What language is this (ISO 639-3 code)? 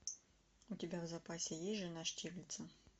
rus